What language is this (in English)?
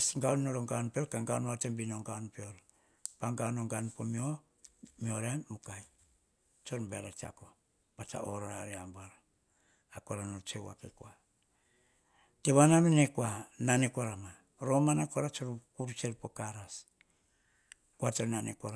Hahon